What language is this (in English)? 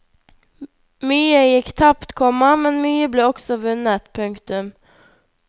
Norwegian